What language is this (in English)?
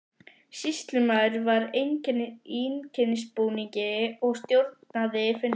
Icelandic